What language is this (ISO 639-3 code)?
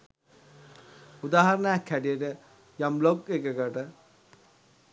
sin